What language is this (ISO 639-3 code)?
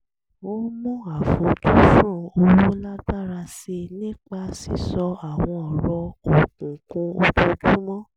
yor